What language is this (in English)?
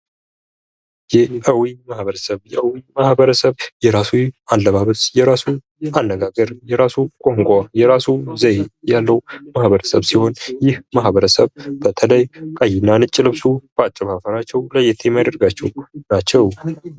Amharic